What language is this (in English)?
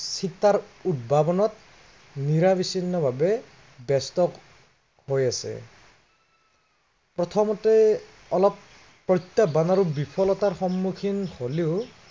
Assamese